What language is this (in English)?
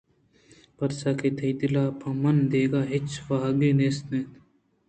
Eastern Balochi